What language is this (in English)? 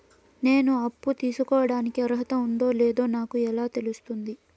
Telugu